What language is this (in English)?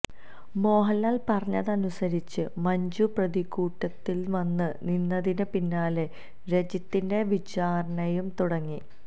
Malayalam